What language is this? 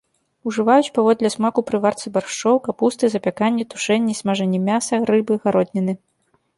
Belarusian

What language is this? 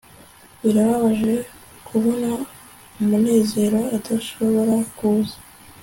Kinyarwanda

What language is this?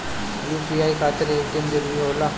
Bhojpuri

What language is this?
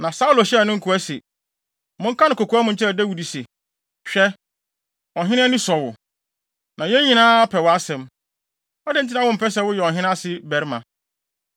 Akan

